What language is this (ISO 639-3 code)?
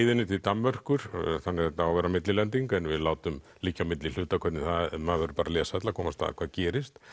isl